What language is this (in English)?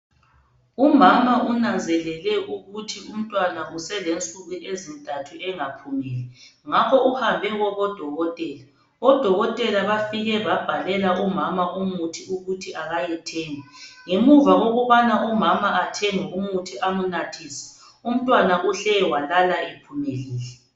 North Ndebele